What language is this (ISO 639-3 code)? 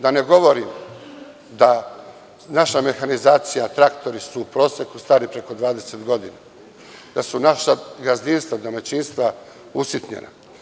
srp